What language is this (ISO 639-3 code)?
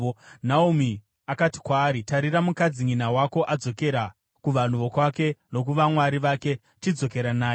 sna